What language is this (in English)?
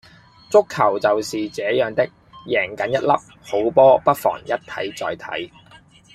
Cantonese